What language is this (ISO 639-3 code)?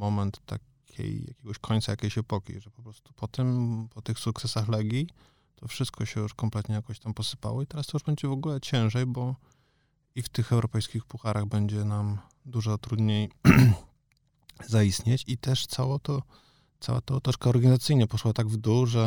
pol